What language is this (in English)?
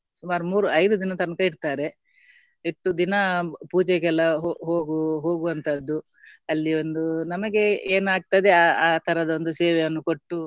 Kannada